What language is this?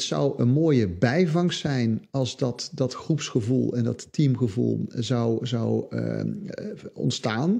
Dutch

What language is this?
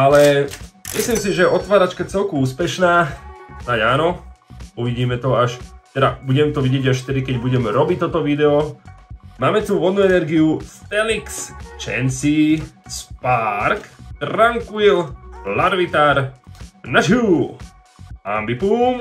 Slovak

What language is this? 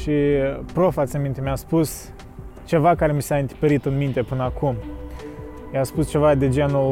Romanian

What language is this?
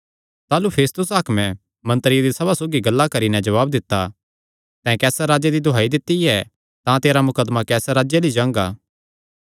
Kangri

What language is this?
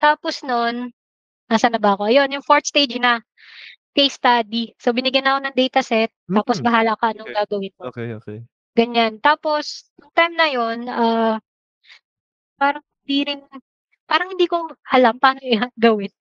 Filipino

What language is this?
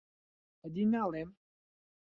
Central Kurdish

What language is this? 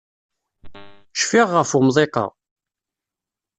Kabyle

